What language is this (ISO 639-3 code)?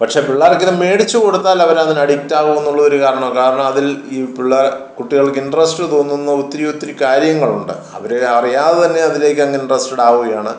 mal